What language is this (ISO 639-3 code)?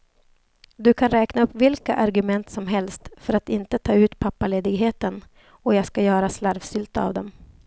swe